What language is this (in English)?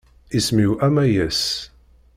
Kabyle